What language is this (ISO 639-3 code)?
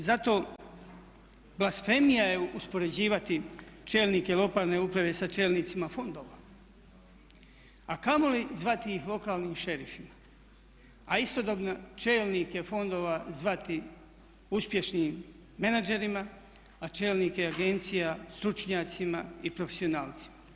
hrv